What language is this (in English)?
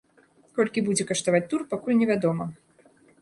Belarusian